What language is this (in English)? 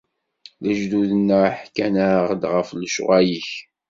Kabyle